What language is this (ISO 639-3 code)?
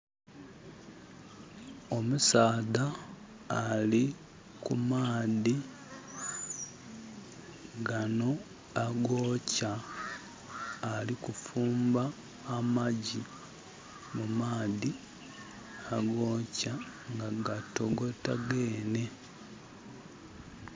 xog